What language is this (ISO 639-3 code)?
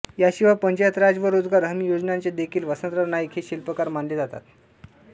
mar